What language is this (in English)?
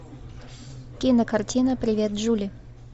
Russian